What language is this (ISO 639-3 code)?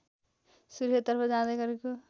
nep